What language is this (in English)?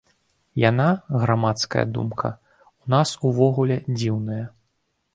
Belarusian